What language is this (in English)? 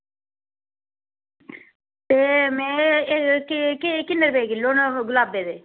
Dogri